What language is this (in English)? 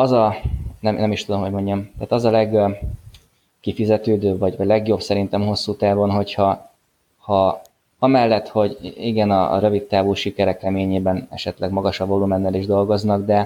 Hungarian